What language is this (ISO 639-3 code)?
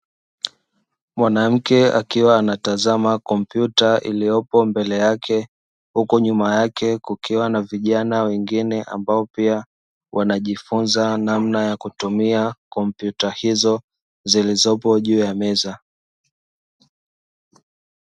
swa